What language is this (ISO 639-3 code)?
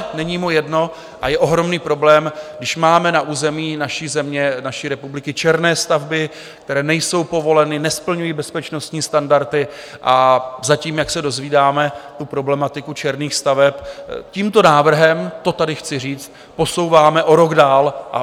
ces